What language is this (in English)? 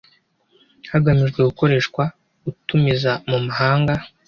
Kinyarwanda